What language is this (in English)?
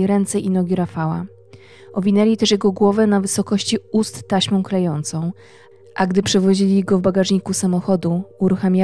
Polish